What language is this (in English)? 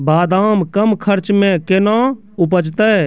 Maithili